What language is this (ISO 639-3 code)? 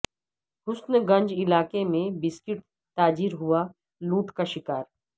urd